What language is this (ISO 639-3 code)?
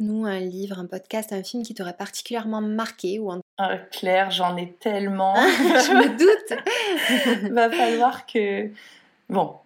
fra